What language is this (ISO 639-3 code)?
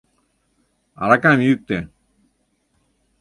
chm